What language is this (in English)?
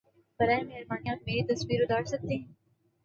Urdu